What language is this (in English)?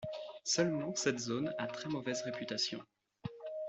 French